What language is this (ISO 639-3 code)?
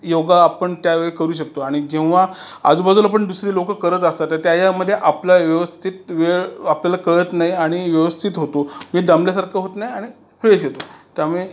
mar